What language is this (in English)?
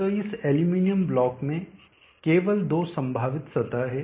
Hindi